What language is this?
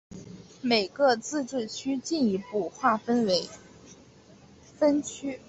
Chinese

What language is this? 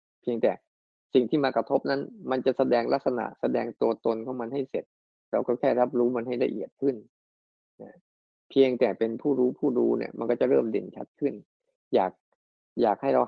Thai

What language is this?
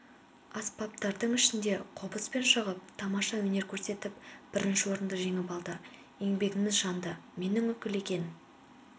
Kazakh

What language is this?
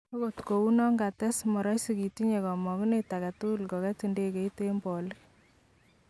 Kalenjin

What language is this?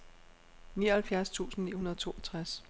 Danish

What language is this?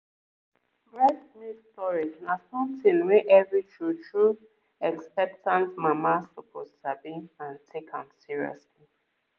Nigerian Pidgin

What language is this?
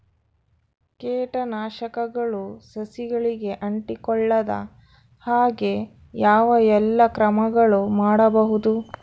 Kannada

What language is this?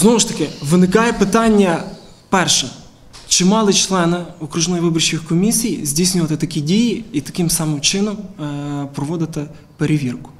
Ukrainian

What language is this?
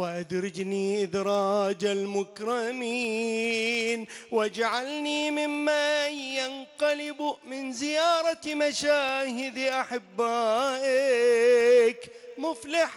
Arabic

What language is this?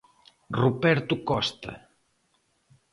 Galician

